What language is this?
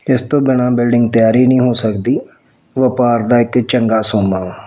Punjabi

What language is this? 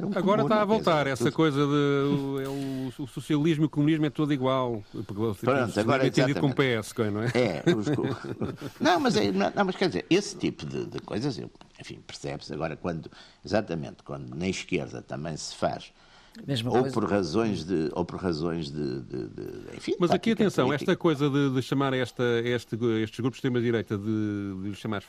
Portuguese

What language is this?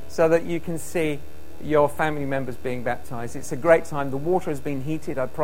English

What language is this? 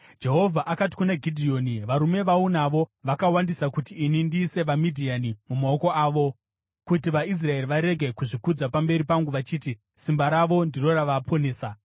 Shona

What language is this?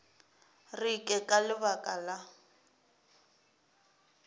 Northern Sotho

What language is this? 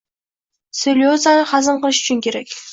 Uzbek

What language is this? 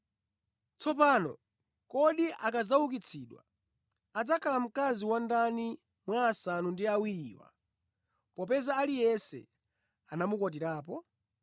Nyanja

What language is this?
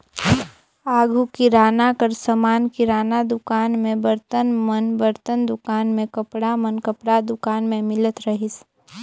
Chhattisgarhi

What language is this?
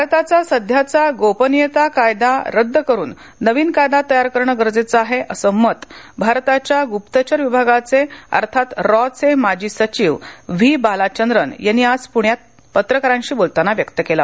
Marathi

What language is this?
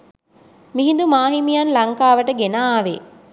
Sinhala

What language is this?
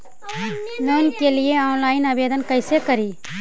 Magahi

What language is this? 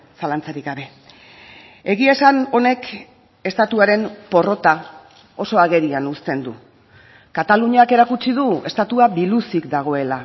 Basque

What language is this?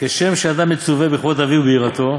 Hebrew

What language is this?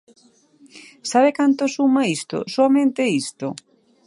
Galician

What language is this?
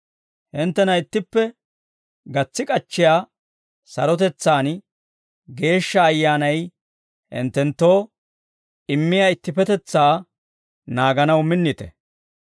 Dawro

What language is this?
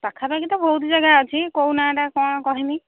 Odia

